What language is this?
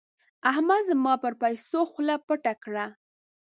Pashto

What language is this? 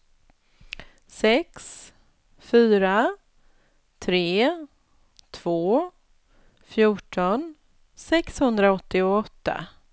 Swedish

